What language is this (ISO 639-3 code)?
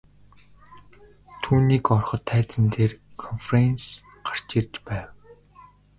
mon